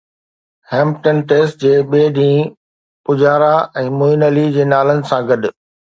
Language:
Sindhi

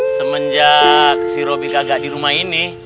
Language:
Indonesian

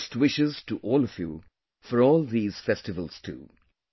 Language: English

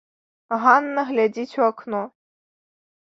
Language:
Belarusian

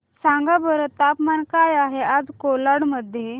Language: Marathi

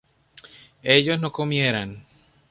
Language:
Spanish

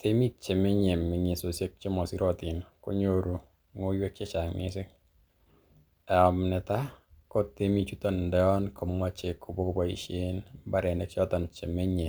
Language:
Kalenjin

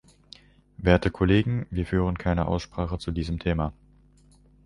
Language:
German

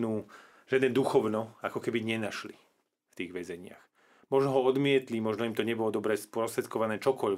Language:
Slovak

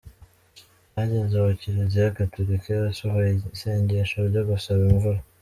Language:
Kinyarwanda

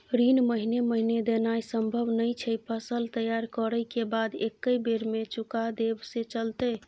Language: Maithili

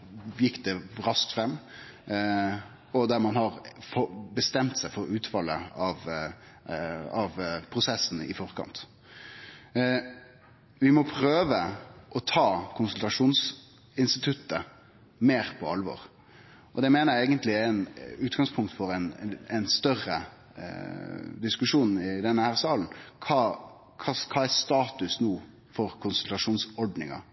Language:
Norwegian Nynorsk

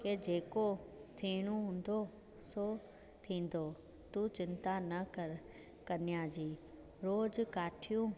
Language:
Sindhi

